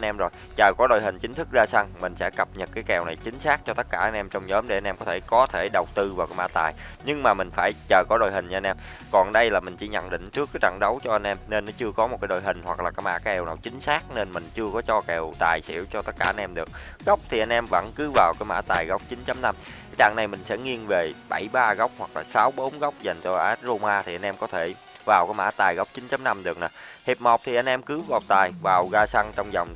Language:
Vietnamese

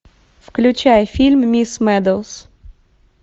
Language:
Russian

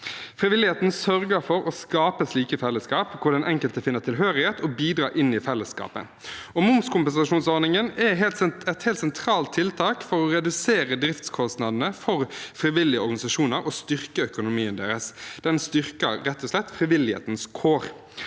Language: Norwegian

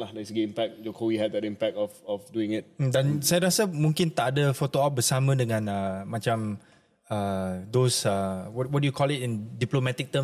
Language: Malay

